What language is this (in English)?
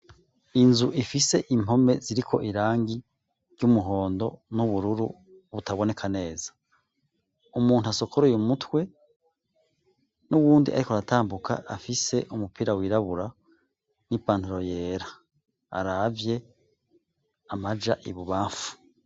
Rundi